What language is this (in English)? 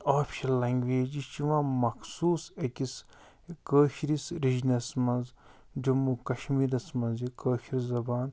Kashmiri